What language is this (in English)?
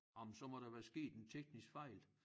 Danish